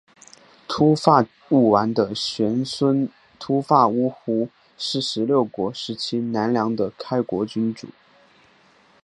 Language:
Chinese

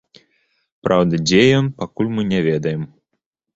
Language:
Belarusian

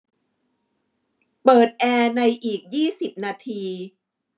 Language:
Thai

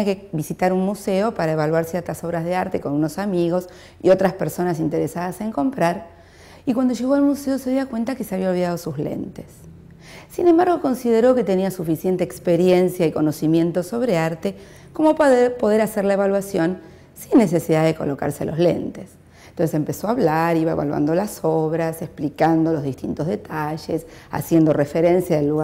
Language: Spanish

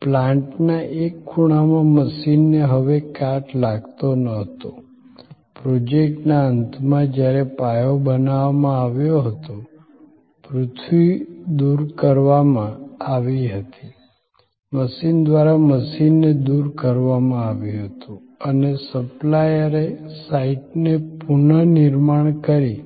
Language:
Gujarati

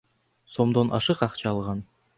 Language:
Kyrgyz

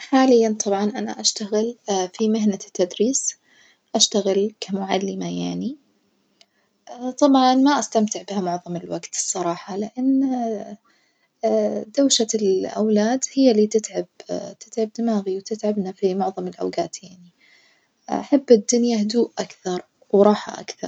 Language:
Najdi Arabic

